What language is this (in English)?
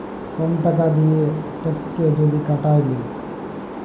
Bangla